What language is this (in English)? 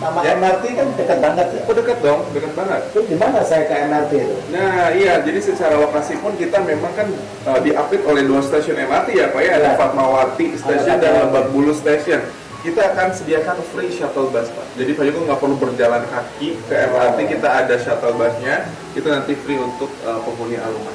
Indonesian